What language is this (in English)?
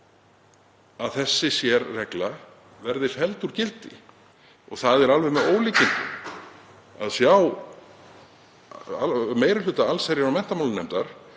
Icelandic